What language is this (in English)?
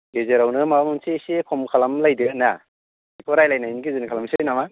Bodo